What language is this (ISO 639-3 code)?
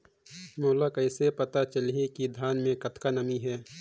hne